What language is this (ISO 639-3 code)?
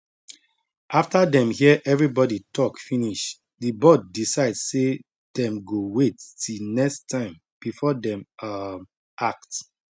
pcm